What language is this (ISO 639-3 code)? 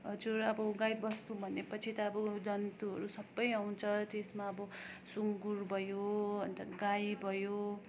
nep